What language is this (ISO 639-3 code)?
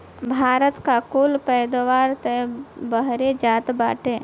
bho